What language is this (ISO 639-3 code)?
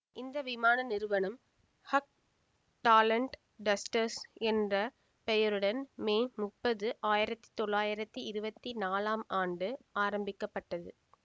tam